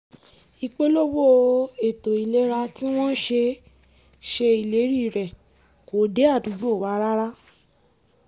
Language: Yoruba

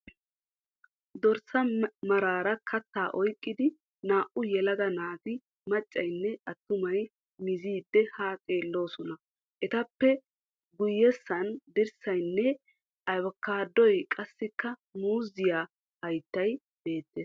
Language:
Wolaytta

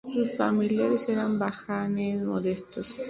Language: Spanish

